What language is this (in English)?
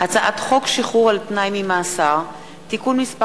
Hebrew